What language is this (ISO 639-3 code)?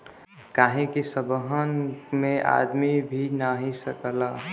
bho